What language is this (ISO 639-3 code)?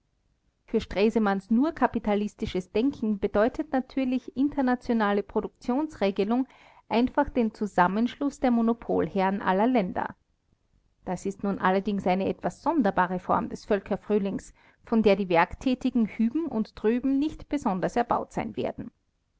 deu